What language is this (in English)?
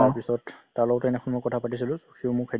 Assamese